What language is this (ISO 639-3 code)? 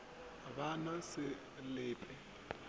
nso